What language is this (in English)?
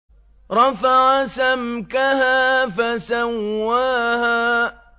Arabic